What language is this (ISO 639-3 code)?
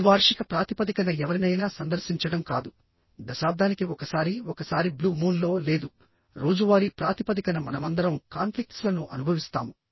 tel